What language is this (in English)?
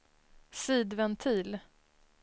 Swedish